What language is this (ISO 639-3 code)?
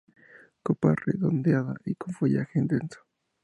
spa